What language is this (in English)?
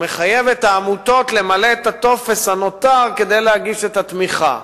Hebrew